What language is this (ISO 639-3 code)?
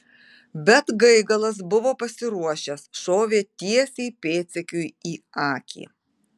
lit